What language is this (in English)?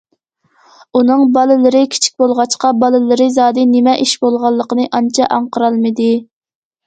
Uyghur